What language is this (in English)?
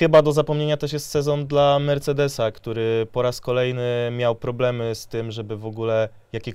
Polish